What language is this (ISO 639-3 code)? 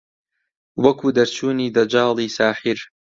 ckb